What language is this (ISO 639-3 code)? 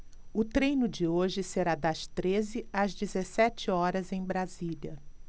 por